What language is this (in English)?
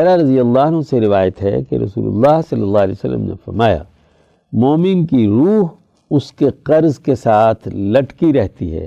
Urdu